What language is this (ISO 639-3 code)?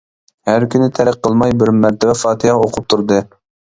uig